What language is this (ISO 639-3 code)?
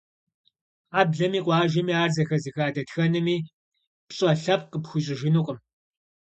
kbd